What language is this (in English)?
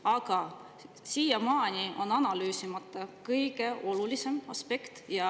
Estonian